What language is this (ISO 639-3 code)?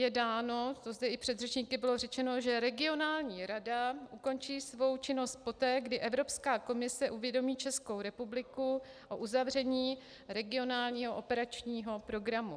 ces